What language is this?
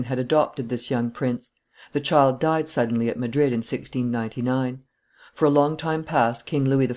English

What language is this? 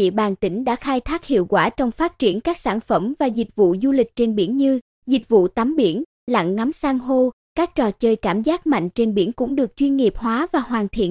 Vietnamese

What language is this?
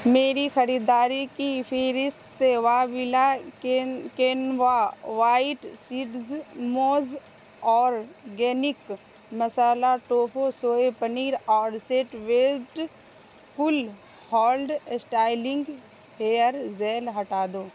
Urdu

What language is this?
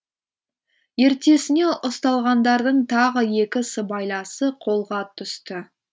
Kazakh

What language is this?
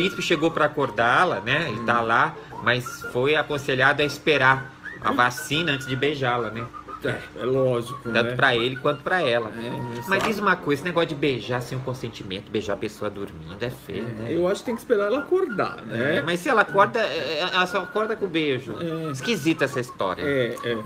Portuguese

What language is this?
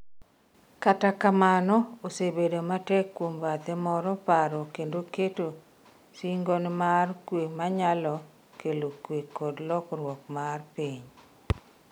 Luo (Kenya and Tanzania)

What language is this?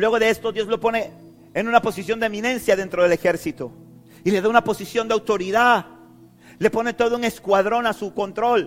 Spanish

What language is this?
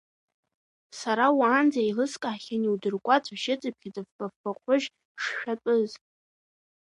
Abkhazian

